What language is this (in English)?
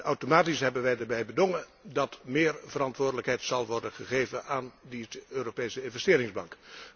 Dutch